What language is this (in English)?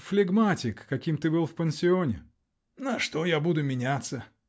Russian